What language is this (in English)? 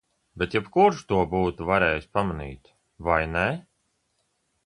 Latvian